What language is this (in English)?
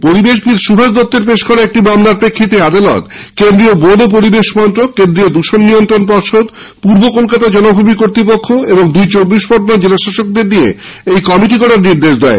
Bangla